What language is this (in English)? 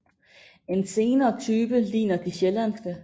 Danish